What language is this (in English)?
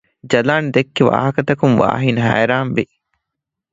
Divehi